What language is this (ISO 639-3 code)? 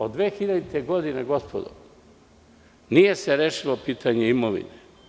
srp